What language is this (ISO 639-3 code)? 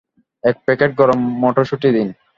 ben